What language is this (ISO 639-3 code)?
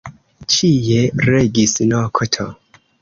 epo